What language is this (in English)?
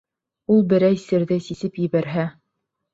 Bashkir